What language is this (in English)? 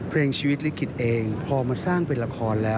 Thai